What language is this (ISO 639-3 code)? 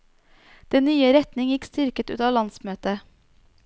nor